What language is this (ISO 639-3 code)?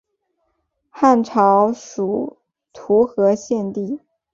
zho